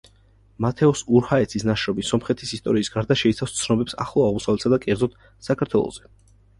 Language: Georgian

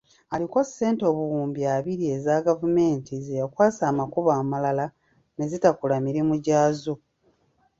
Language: Ganda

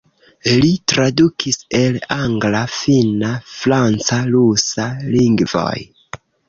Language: Esperanto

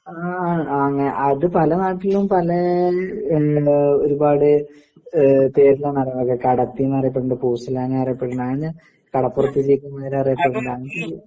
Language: Malayalam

